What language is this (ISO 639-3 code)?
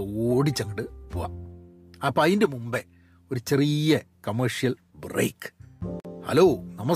mal